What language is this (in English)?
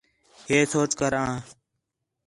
Khetrani